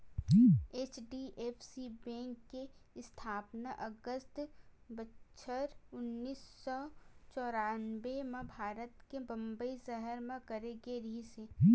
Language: Chhattisgarhi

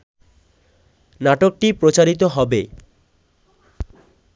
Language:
Bangla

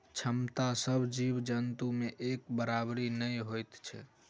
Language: Maithili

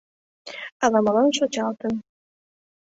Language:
Mari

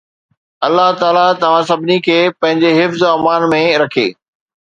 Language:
Sindhi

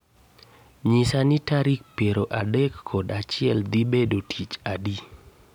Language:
Luo (Kenya and Tanzania)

